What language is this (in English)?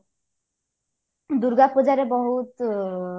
Odia